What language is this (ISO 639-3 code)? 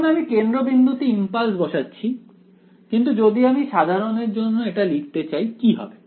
ben